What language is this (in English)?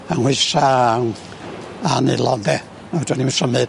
Welsh